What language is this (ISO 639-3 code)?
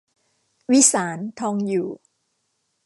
tha